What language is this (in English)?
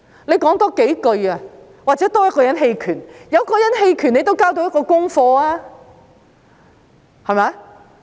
Cantonese